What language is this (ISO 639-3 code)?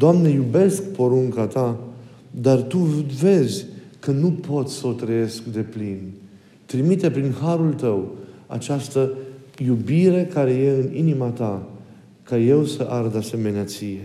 ron